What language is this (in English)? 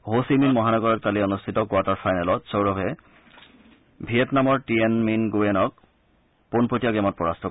Assamese